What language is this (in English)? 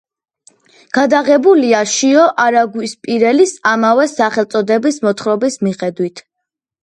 Georgian